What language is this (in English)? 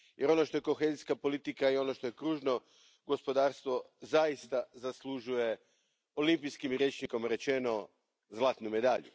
Croatian